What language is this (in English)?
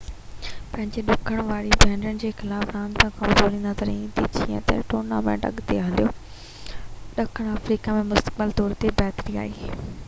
Sindhi